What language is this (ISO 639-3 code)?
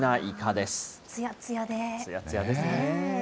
jpn